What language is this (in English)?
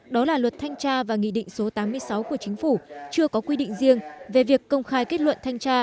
Vietnamese